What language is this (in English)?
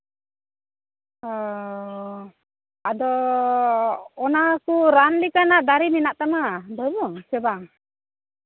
Santali